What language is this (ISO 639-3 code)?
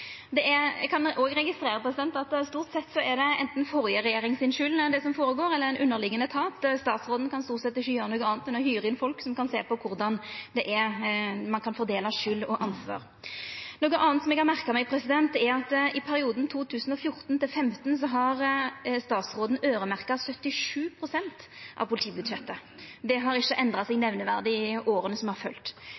nno